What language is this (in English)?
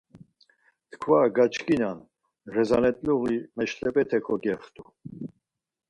Laz